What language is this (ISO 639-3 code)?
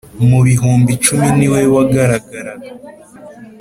kin